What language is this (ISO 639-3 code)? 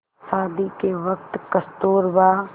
hin